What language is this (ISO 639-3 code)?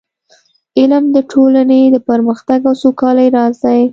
pus